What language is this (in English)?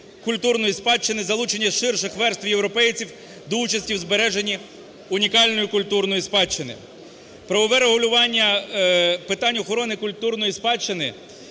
Ukrainian